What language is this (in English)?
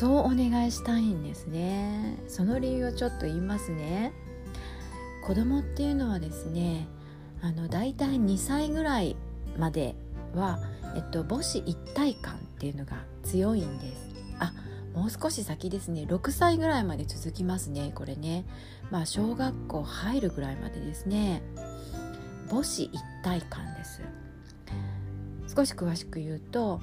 Japanese